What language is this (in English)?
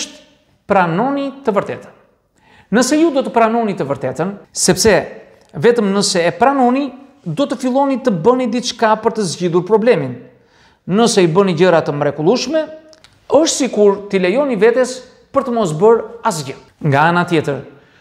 Romanian